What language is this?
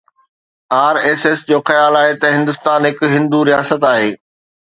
Sindhi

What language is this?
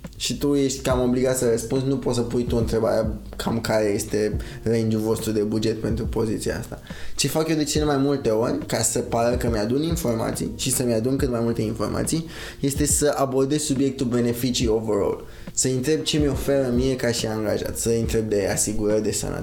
Romanian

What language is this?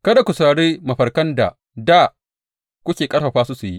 Hausa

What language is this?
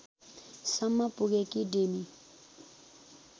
Nepali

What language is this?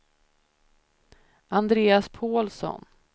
Swedish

